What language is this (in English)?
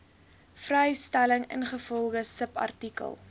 Afrikaans